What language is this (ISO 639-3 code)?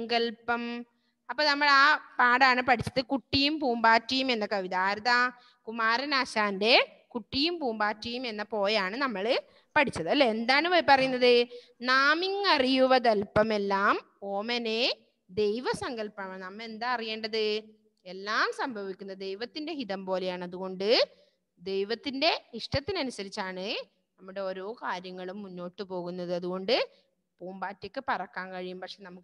mal